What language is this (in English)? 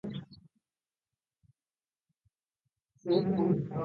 Japanese